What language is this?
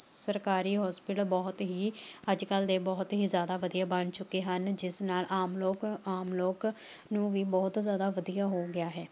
Punjabi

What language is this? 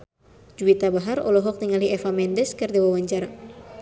Sundanese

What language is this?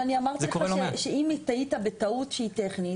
Hebrew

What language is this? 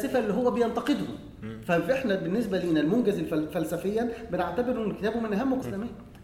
Arabic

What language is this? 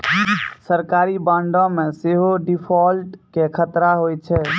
Maithili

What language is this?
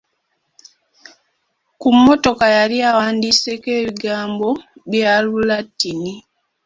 Ganda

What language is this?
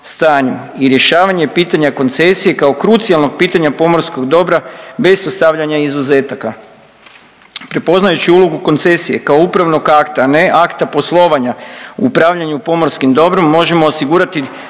Croatian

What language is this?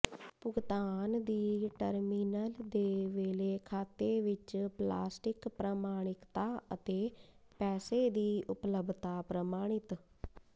Punjabi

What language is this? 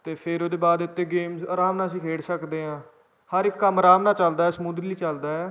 Punjabi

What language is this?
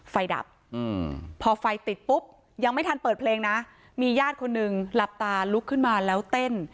Thai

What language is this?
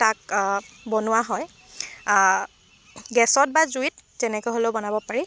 Assamese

